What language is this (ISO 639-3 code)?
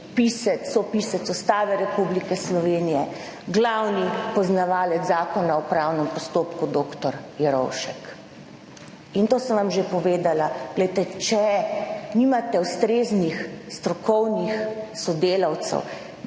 slv